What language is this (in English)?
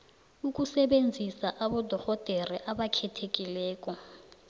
South Ndebele